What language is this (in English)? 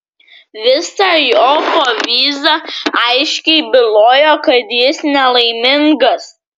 Lithuanian